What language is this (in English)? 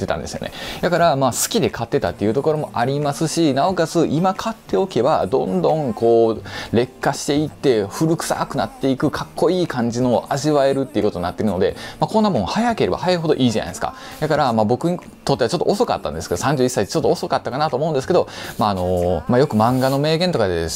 Japanese